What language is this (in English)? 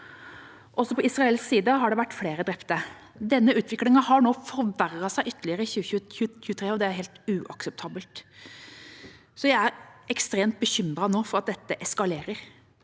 Norwegian